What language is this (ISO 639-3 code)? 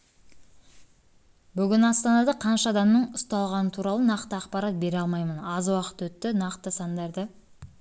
kaz